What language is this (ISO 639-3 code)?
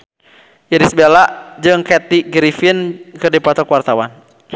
sun